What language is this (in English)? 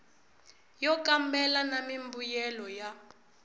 Tsonga